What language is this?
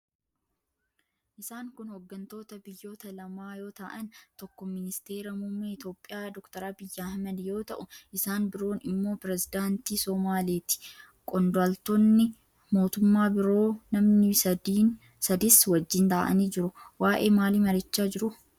Oromo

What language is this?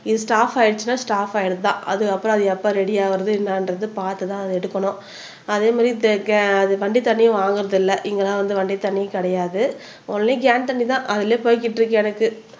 Tamil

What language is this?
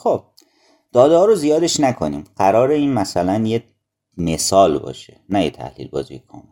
Persian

